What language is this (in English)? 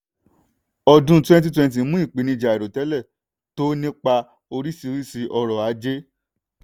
Yoruba